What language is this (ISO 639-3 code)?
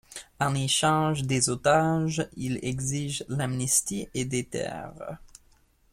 fra